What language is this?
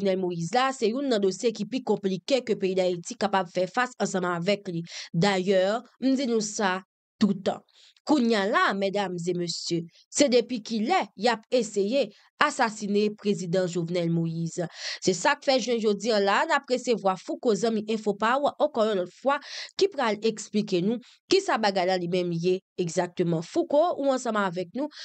French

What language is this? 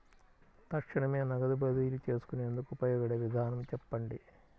Telugu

